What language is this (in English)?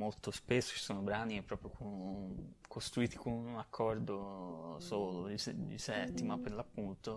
Italian